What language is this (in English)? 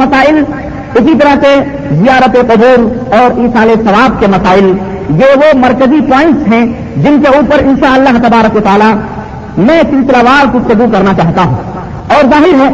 Urdu